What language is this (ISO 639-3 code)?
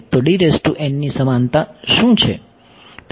guj